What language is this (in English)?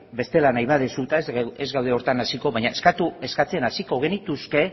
Basque